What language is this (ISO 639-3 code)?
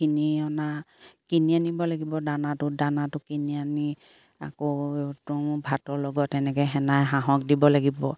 asm